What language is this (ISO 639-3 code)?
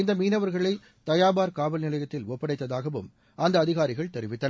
tam